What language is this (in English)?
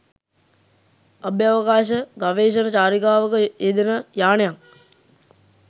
Sinhala